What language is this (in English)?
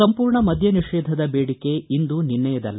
Kannada